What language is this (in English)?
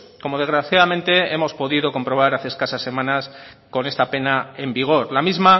Spanish